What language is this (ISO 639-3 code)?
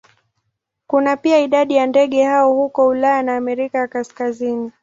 swa